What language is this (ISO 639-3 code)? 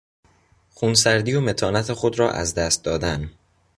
fas